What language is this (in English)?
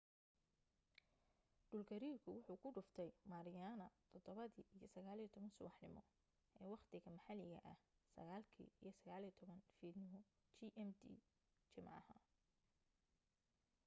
Somali